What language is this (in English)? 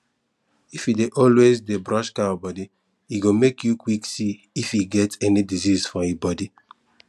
Nigerian Pidgin